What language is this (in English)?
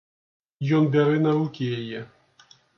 Belarusian